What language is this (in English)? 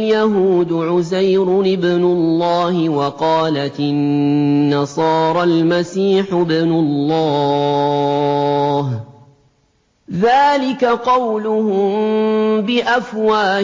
Arabic